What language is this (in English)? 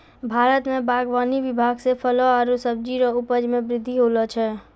Maithili